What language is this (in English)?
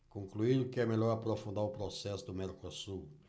Portuguese